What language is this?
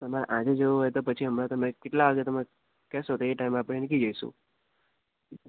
Gujarati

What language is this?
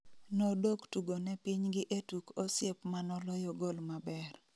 Luo (Kenya and Tanzania)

